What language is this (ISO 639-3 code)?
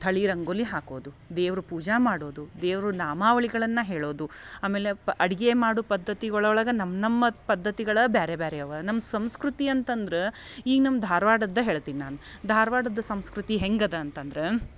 kan